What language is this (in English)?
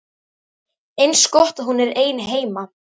Icelandic